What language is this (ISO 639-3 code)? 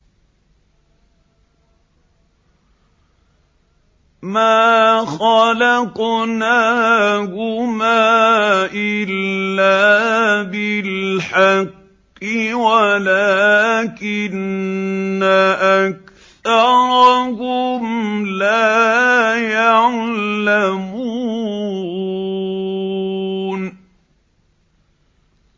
ara